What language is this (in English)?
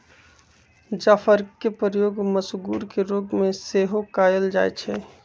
Magahi